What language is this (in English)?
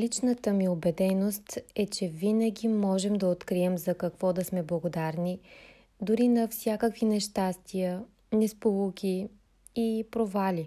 Bulgarian